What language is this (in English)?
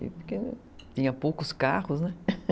Portuguese